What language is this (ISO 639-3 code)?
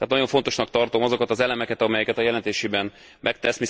hun